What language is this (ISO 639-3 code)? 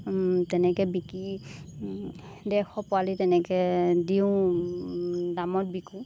asm